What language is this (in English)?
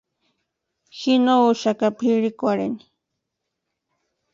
Western Highland Purepecha